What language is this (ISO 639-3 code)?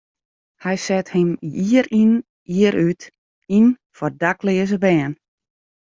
fry